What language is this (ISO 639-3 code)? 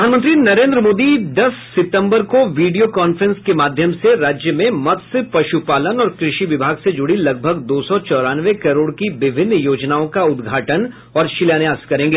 hin